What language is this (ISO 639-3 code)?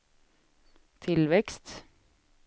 swe